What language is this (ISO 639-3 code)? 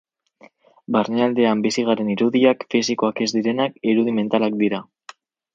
eus